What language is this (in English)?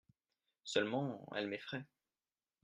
French